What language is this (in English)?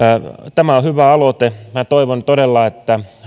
Finnish